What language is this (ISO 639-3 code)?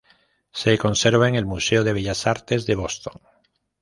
spa